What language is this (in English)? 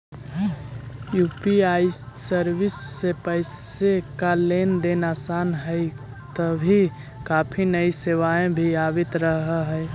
Magahi